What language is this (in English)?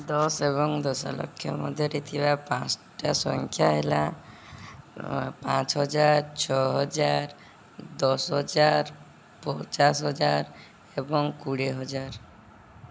Odia